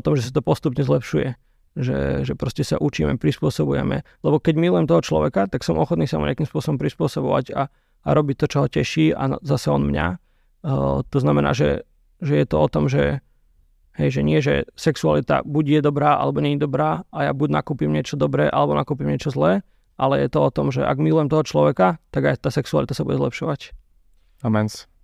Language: Slovak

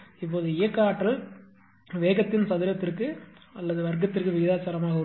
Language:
Tamil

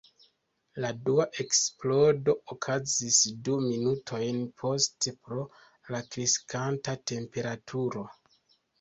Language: Esperanto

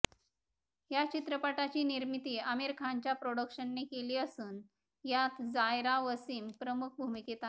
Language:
Marathi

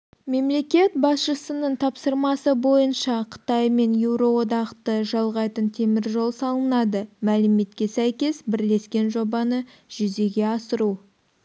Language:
Kazakh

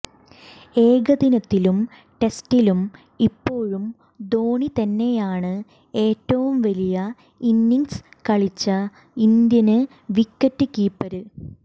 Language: Malayalam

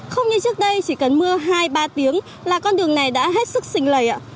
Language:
Vietnamese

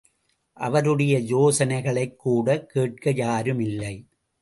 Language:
Tamil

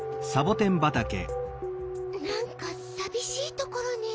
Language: Japanese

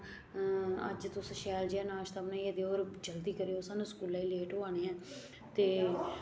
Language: Dogri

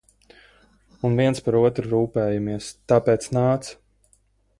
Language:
Latvian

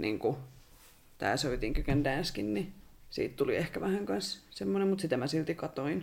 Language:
Finnish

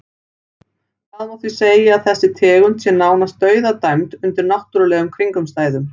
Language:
Icelandic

